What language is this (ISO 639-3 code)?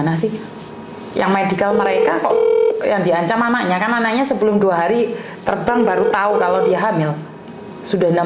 ind